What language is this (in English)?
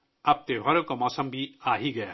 Urdu